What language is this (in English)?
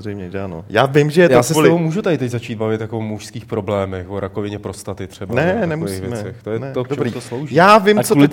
Czech